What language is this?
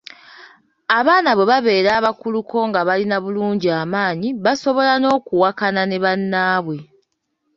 Ganda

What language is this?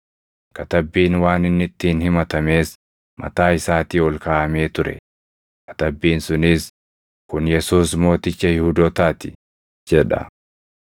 Oromo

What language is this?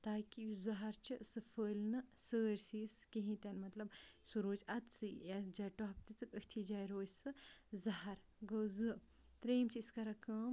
Kashmiri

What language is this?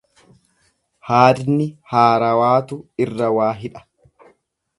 Oromo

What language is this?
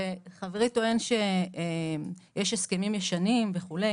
Hebrew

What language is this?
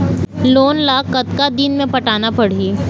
Chhattisgarhi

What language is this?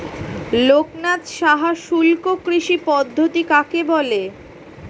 Bangla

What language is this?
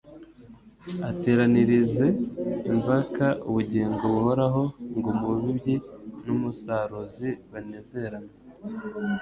Kinyarwanda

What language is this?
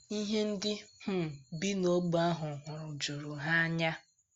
Igbo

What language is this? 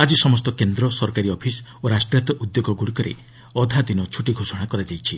Odia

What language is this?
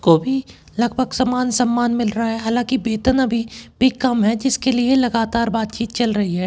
Hindi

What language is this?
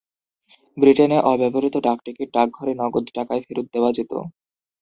Bangla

